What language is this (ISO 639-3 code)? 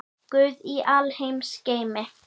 isl